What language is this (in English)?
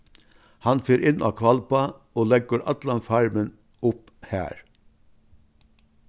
Faroese